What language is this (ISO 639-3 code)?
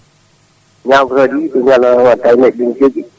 ful